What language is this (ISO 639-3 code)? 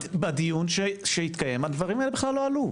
heb